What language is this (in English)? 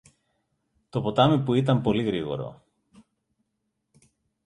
Greek